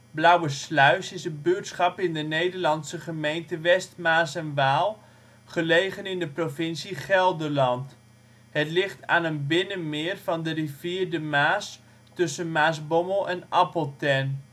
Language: Dutch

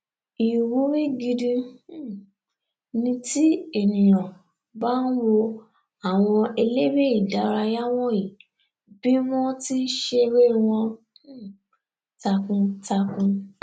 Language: Yoruba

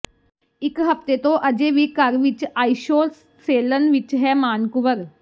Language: Punjabi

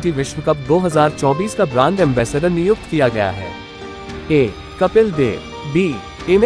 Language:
Hindi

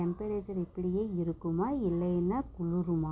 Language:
Tamil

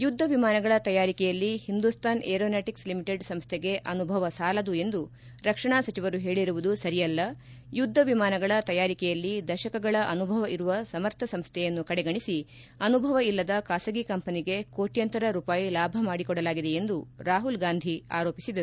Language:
Kannada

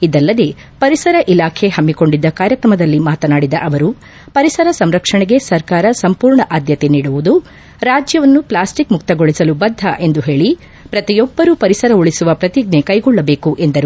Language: Kannada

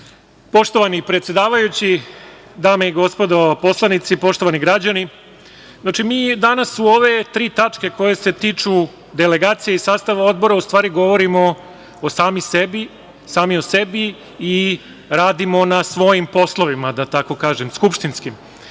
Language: Serbian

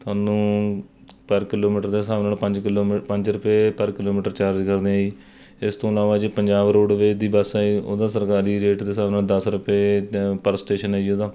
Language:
Punjabi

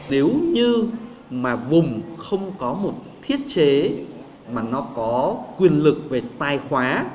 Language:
Vietnamese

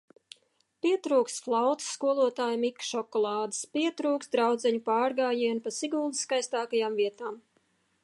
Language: Latvian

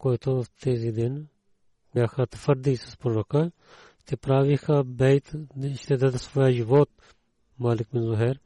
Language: Bulgarian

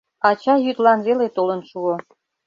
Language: Mari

